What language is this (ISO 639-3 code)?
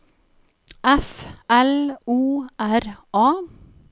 nor